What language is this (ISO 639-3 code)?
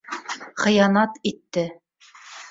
bak